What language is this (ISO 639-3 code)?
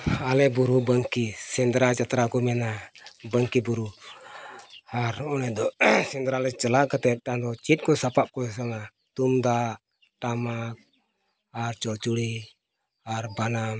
sat